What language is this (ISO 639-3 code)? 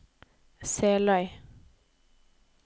nor